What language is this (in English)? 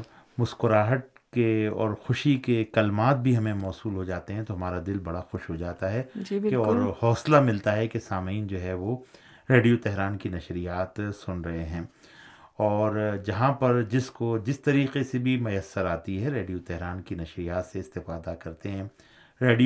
Urdu